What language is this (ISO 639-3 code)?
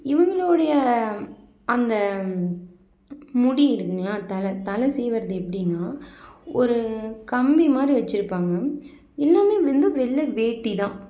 tam